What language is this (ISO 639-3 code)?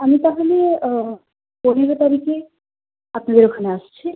ben